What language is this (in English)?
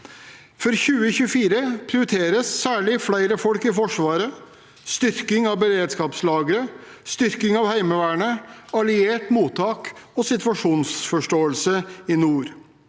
Norwegian